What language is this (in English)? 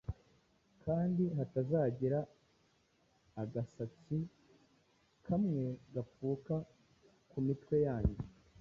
Kinyarwanda